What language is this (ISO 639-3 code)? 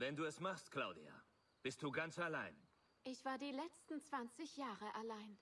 deu